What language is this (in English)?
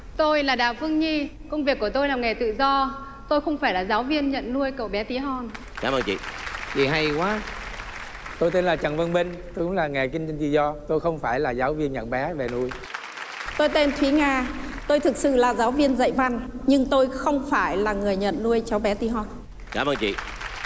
Vietnamese